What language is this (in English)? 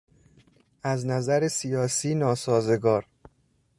Persian